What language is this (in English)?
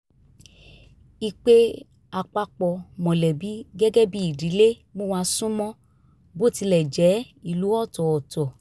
Yoruba